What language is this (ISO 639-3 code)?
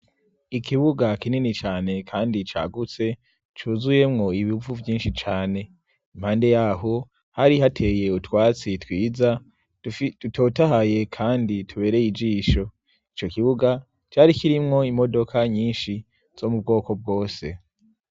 run